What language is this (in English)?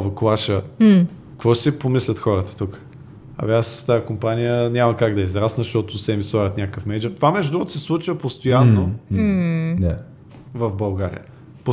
Bulgarian